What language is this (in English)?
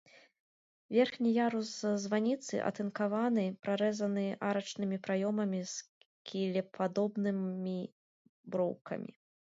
Belarusian